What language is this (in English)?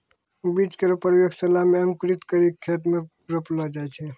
Maithili